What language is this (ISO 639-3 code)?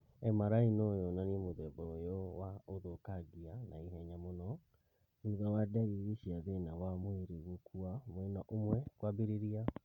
kik